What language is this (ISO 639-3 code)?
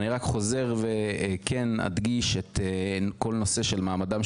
heb